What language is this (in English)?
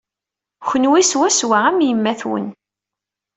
Kabyle